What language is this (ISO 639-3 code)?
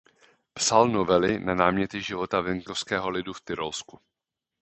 ces